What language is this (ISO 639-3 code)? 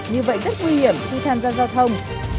vie